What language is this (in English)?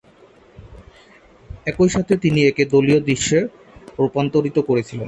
Bangla